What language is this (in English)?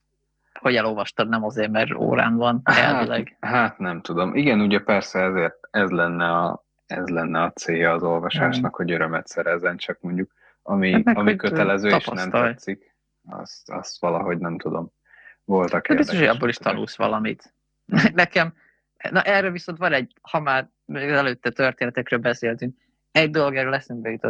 Hungarian